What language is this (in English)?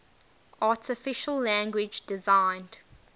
English